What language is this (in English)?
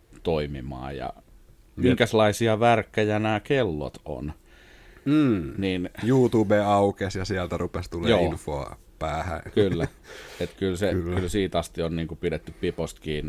Finnish